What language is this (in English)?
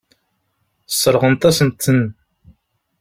Kabyle